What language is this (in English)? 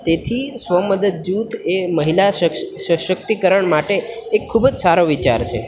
Gujarati